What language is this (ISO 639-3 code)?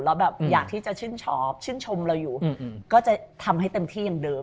tha